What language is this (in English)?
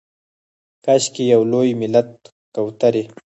Pashto